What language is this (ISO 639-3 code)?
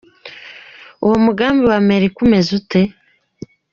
kin